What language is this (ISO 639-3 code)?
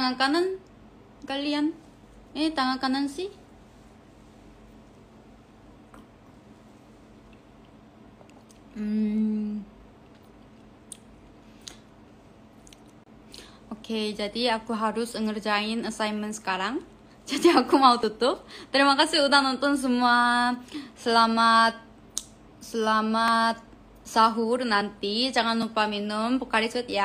ind